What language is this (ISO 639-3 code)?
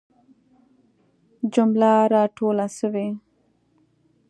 pus